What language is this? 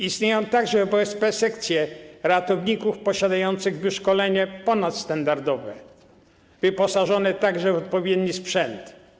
Polish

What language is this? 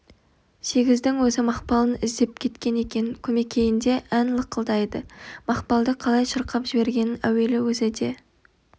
Kazakh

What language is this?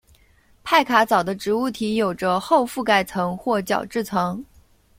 Chinese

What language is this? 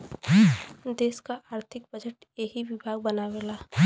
Bhojpuri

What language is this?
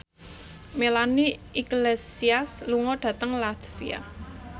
Javanese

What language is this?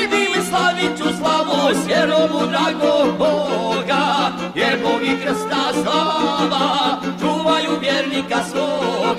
Romanian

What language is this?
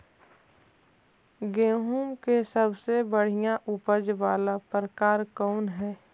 Magahi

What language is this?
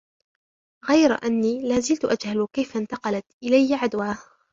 Arabic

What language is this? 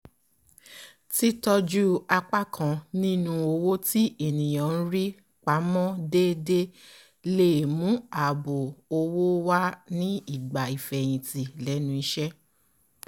Yoruba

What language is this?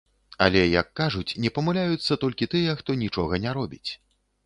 Belarusian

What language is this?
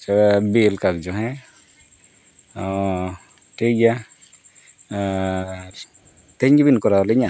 Santali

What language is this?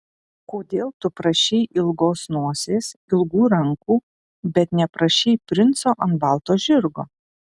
Lithuanian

